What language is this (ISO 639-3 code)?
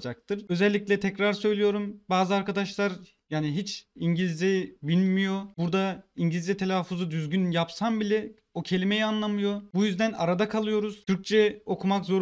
tur